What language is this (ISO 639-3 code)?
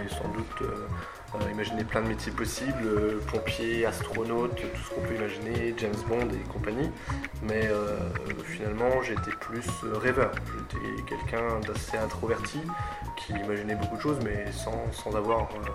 fra